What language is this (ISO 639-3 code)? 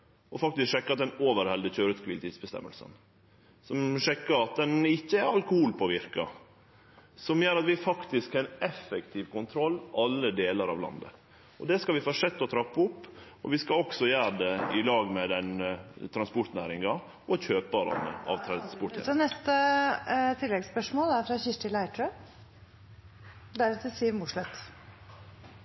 nor